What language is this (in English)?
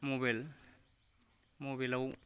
Bodo